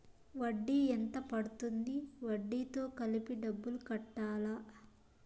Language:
Telugu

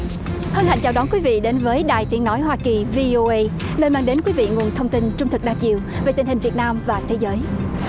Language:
Vietnamese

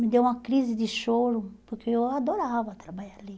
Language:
Portuguese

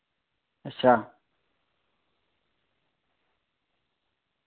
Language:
Dogri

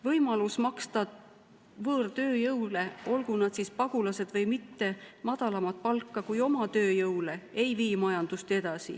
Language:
Estonian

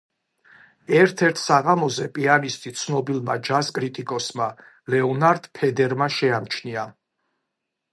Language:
Georgian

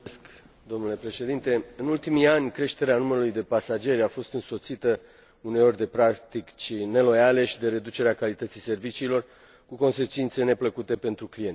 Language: Romanian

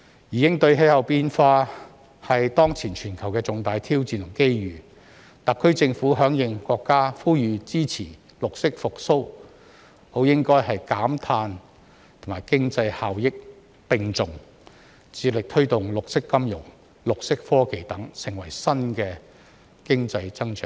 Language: Cantonese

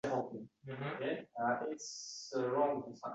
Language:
Uzbek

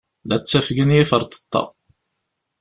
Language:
Kabyle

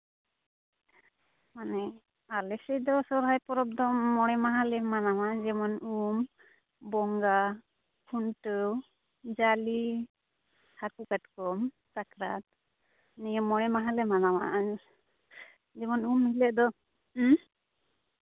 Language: Santali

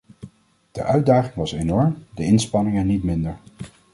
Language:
Dutch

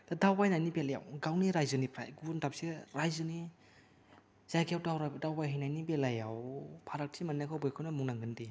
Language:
Bodo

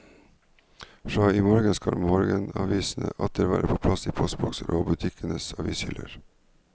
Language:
Norwegian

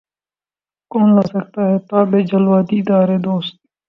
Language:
Urdu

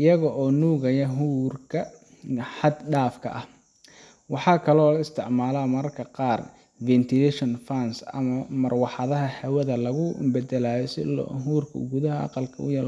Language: Somali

